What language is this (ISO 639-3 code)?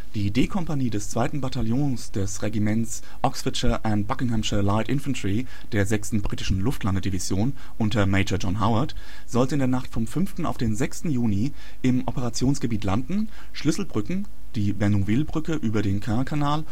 deu